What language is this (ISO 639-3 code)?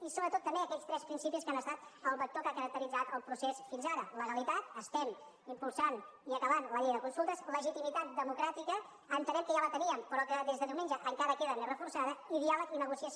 cat